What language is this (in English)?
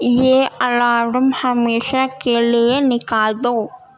Urdu